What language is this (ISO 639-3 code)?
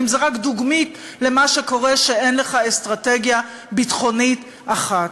heb